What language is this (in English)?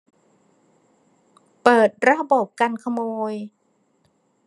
Thai